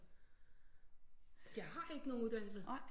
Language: Danish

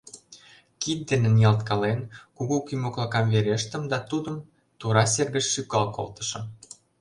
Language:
Mari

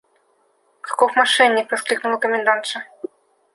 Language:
Russian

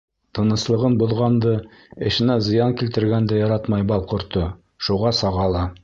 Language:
Bashkir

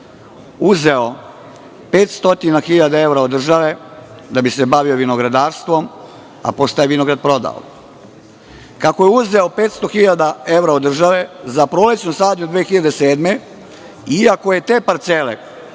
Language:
Serbian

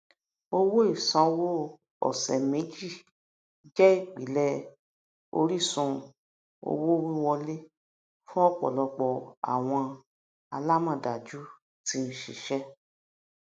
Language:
Yoruba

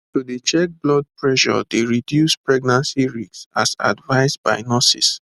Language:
Nigerian Pidgin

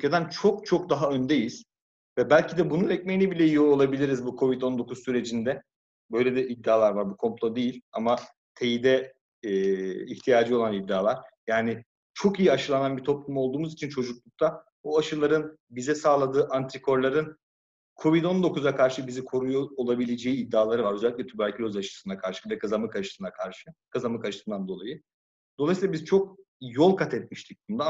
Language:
Turkish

